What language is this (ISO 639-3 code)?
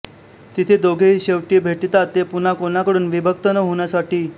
mar